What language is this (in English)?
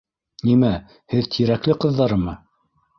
Bashkir